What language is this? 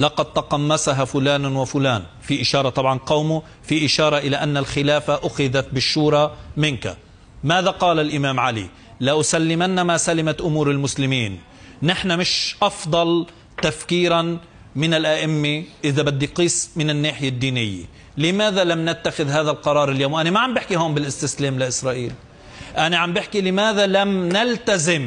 Arabic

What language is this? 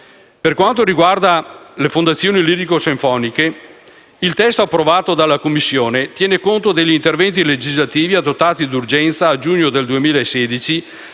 Italian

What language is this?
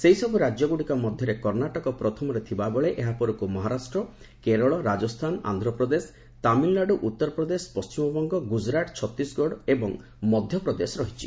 Odia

